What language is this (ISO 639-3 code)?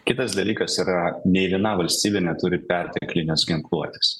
lit